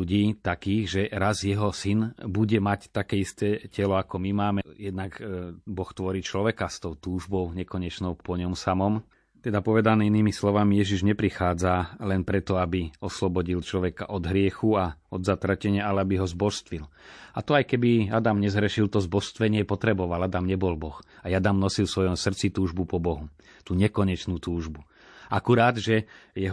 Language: Slovak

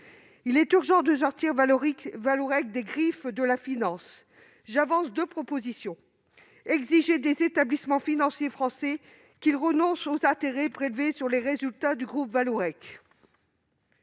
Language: French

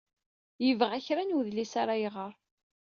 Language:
Kabyle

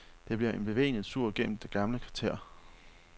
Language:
Danish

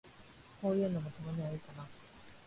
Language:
Japanese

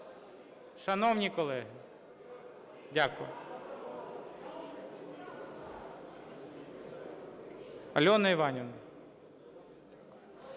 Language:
Ukrainian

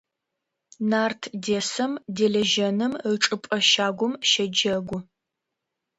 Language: Adyghe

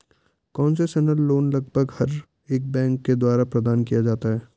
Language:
Hindi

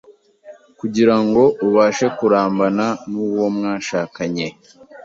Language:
Kinyarwanda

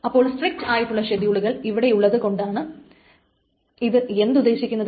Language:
Malayalam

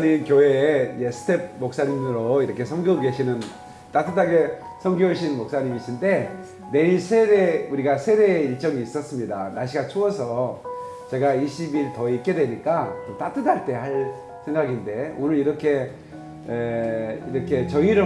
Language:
Korean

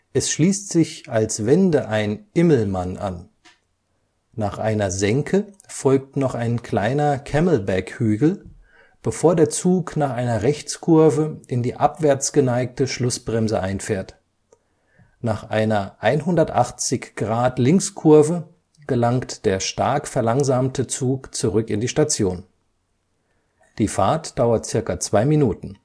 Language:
German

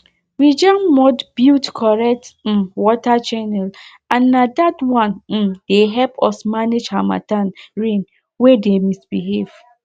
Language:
Nigerian Pidgin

